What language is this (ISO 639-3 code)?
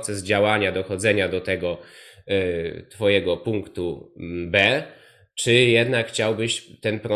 pol